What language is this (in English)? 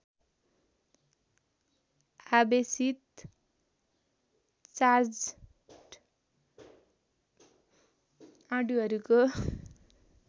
Nepali